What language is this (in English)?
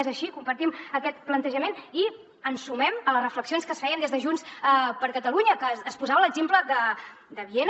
Catalan